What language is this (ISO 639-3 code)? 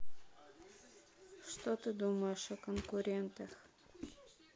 rus